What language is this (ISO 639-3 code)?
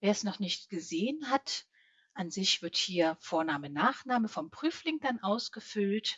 deu